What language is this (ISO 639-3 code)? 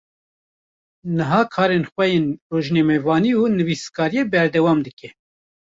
kur